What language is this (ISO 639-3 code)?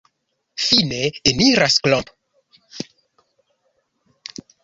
epo